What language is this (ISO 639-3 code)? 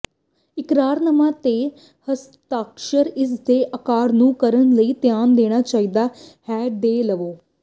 pan